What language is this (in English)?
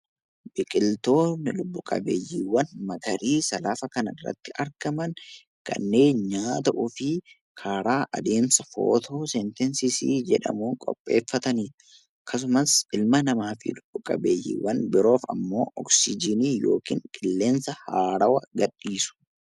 Oromo